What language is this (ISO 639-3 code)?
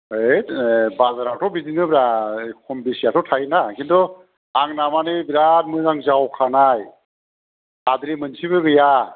brx